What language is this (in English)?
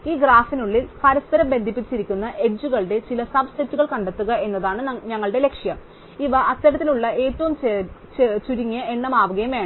Malayalam